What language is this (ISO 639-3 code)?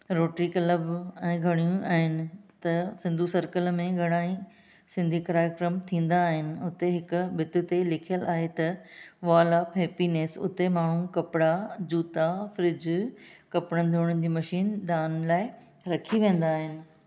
snd